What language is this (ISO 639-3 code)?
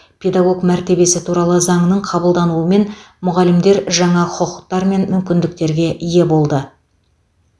kaz